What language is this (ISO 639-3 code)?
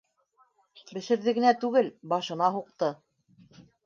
bak